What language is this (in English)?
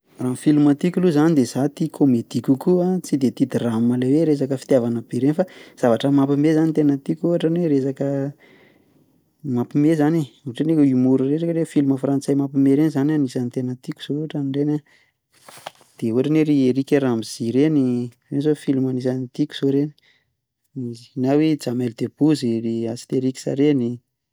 Malagasy